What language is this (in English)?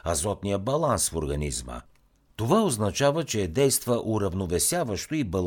Bulgarian